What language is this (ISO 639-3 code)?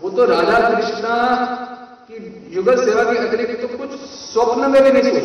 hin